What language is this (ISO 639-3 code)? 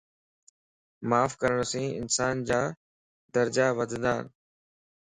lss